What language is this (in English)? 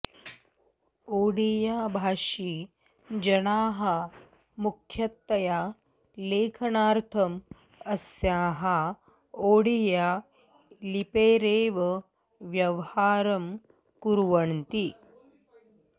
Sanskrit